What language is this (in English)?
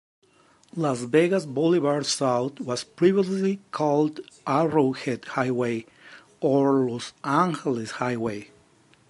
English